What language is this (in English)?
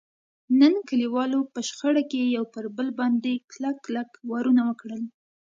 Pashto